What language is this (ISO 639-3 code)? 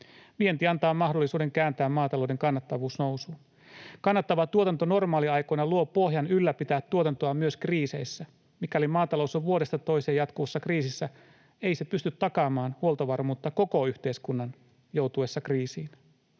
fin